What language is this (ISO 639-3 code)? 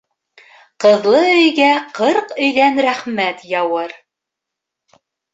bak